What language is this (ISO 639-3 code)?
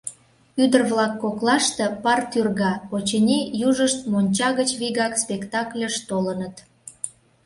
chm